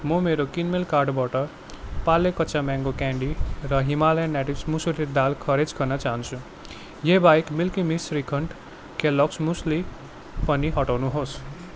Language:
Nepali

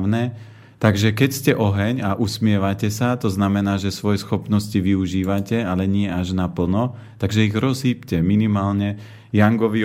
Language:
Slovak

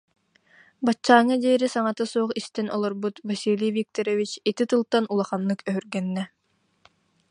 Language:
Yakut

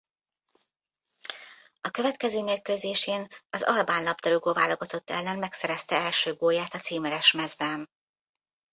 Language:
Hungarian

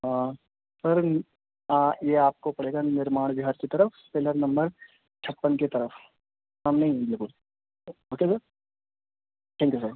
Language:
Urdu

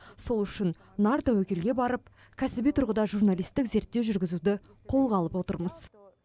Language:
Kazakh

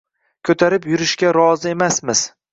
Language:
Uzbek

